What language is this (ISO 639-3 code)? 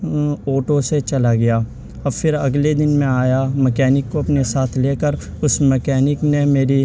urd